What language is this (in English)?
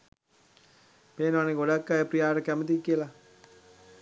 Sinhala